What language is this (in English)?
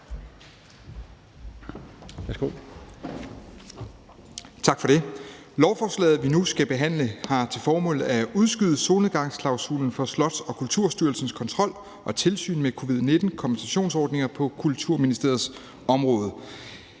Danish